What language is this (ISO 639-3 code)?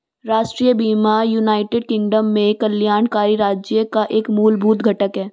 hin